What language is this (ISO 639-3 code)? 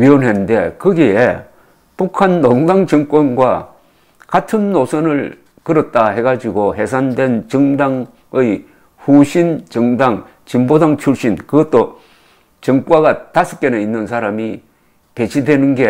kor